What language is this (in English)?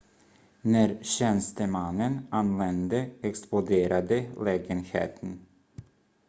Swedish